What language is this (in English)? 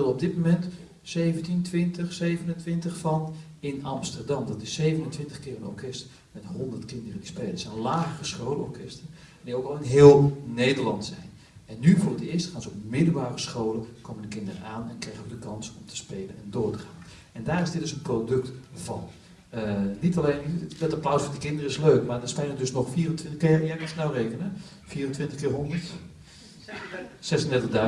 Dutch